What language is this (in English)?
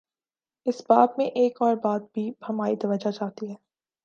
Urdu